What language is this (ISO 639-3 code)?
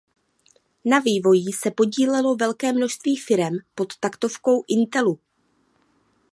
ces